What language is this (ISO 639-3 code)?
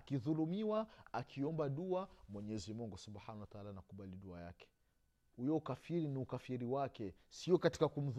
swa